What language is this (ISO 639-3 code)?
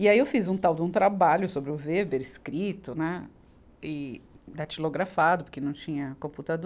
por